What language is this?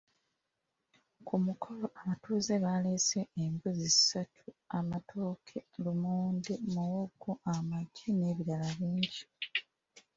Ganda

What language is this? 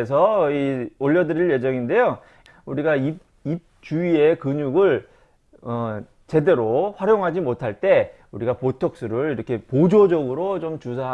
Korean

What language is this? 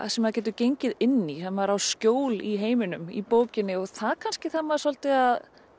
Icelandic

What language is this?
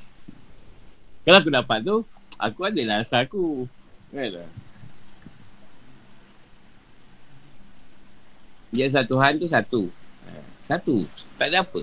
Malay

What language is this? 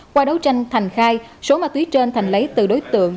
Vietnamese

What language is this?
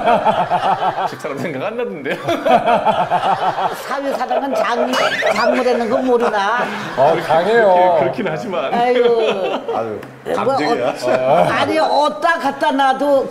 Korean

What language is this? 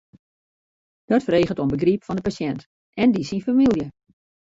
Western Frisian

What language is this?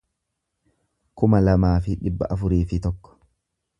Oromo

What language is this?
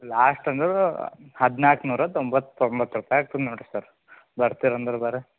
Kannada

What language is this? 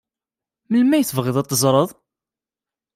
Kabyle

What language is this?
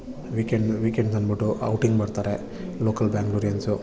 Kannada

